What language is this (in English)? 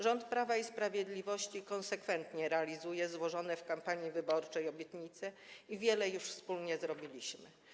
Polish